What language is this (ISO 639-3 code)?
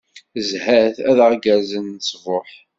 kab